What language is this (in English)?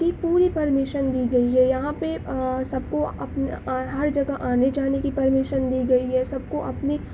Urdu